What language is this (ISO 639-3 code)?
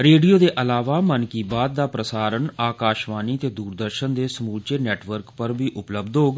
doi